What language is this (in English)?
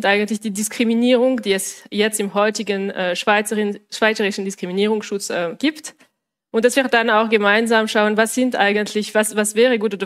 German